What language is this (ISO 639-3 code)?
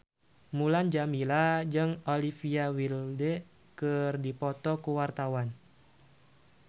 sun